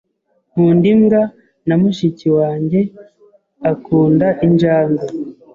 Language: Kinyarwanda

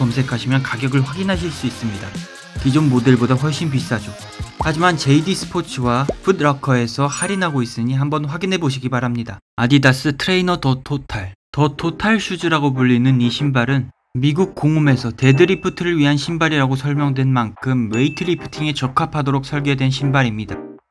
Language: Korean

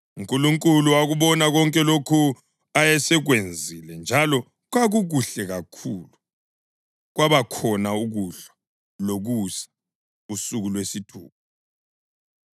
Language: North Ndebele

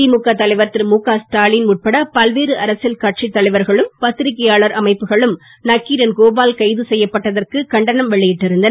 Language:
Tamil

